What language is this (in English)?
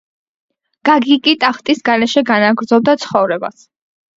Georgian